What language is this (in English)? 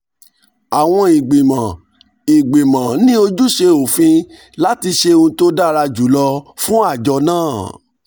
Yoruba